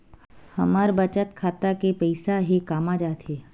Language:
Chhattisgarhi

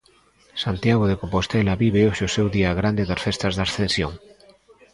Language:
Galician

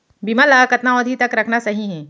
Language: Chhattisgarhi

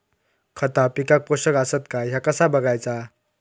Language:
Marathi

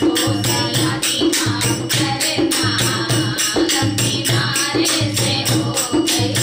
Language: Thai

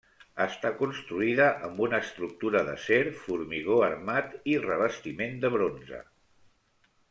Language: Catalan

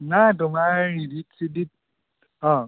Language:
Assamese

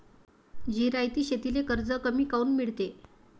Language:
Marathi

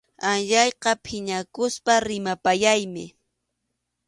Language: Arequipa-La Unión Quechua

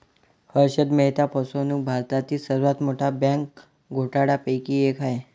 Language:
Marathi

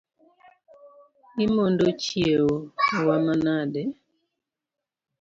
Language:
Luo (Kenya and Tanzania)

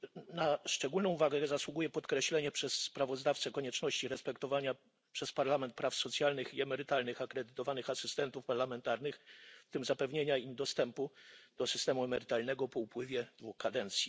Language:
Polish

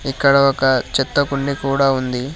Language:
Telugu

